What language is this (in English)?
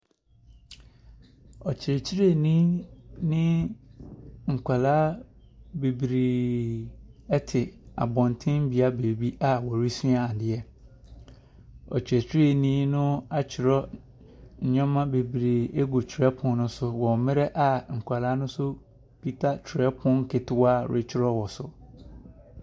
Akan